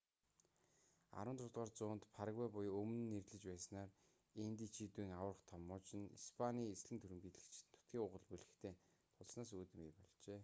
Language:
Mongolian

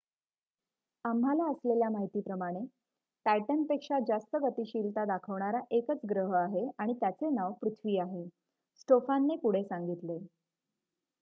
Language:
Marathi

